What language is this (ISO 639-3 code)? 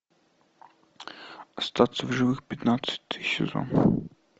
rus